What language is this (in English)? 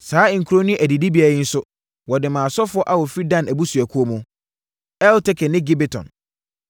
Akan